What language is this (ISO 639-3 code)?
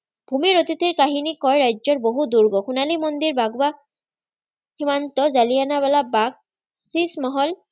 asm